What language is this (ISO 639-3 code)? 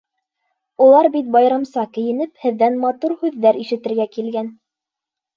bak